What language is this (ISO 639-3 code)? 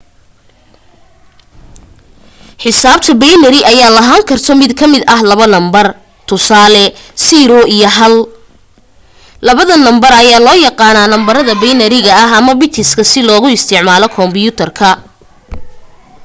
som